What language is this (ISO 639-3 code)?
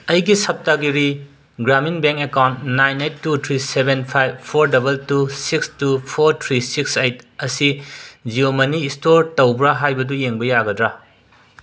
mni